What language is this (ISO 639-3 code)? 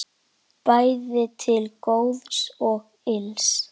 isl